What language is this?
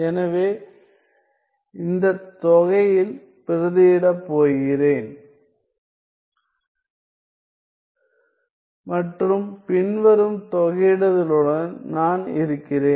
Tamil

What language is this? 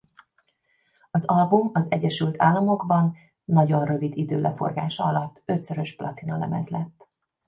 Hungarian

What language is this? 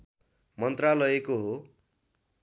Nepali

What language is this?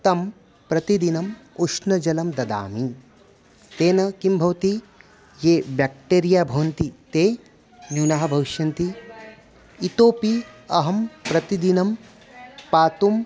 Sanskrit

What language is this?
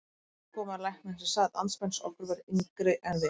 Icelandic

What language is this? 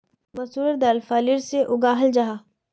Magahi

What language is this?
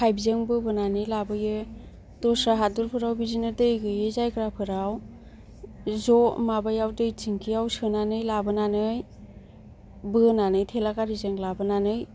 Bodo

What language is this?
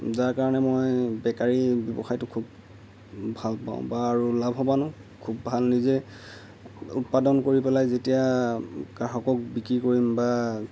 Assamese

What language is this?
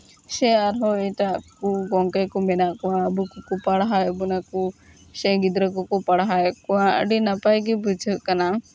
Santali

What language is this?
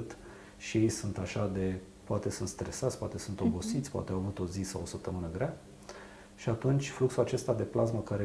Romanian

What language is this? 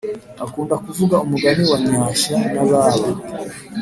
Kinyarwanda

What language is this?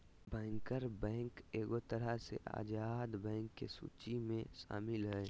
Magahi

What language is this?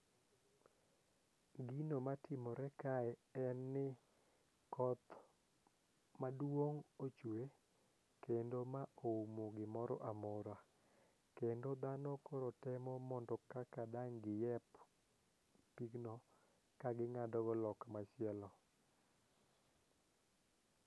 Luo (Kenya and Tanzania)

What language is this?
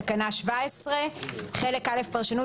Hebrew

